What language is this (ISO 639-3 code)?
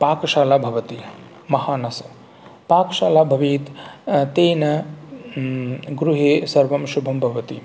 san